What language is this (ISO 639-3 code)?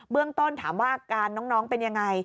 tha